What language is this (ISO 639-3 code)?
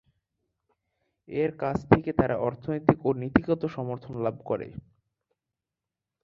ben